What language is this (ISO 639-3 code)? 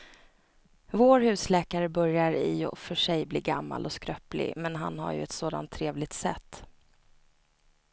swe